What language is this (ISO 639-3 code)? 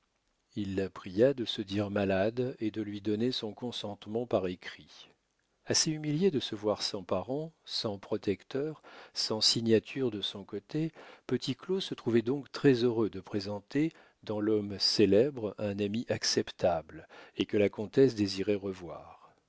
fra